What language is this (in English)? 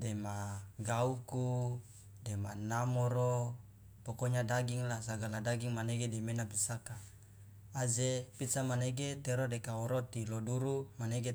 Loloda